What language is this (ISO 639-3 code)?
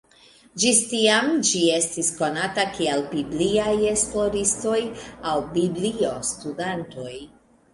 epo